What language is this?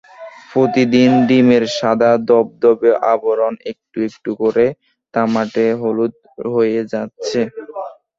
Bangla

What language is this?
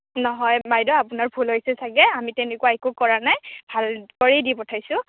Assamese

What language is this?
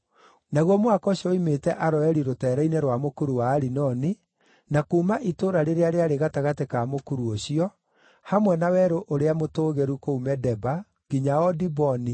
Kikuyu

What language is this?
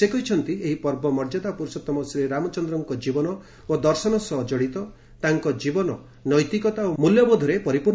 Odia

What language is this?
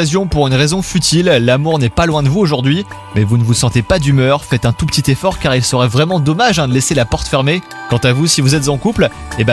French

